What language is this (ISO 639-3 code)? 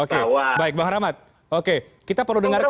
ind